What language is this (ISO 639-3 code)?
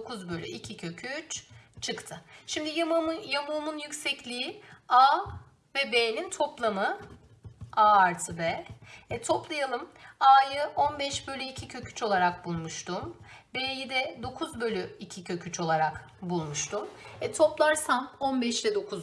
tur